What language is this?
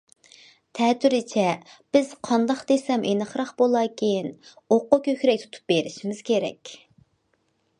Uyghur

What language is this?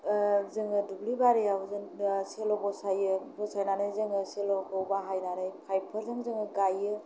Bodo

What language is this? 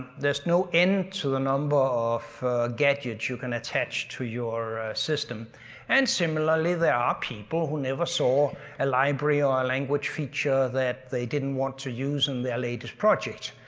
English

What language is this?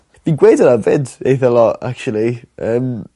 Welsh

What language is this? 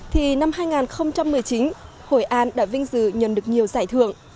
Vietnamese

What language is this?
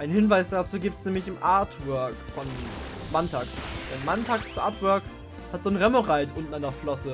German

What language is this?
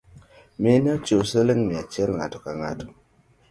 Luo (Kenya and Tanzania)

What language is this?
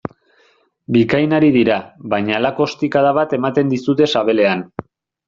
Basque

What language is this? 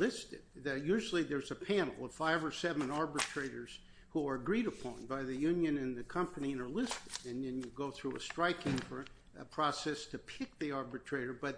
English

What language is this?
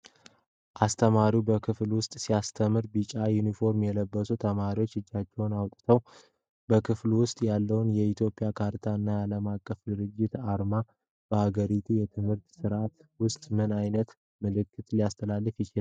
Amharic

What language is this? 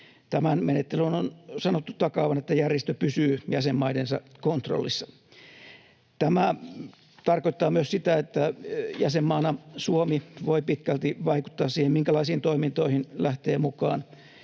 Finnish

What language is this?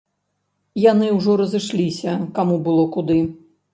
Belarusian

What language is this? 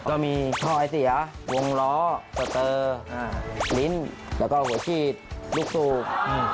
Thai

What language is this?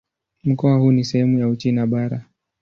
Swahili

